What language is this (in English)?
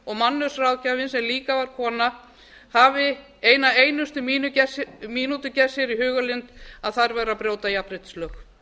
Icelandic